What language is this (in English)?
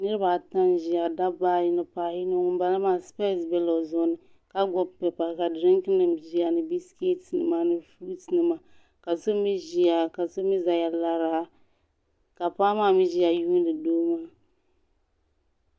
Dagbani